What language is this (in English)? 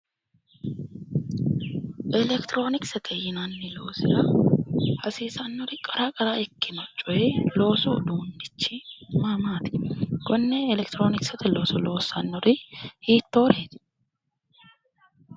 Sidamo